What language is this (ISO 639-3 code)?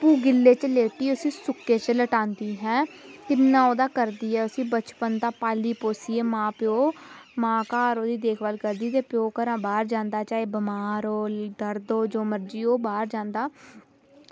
doi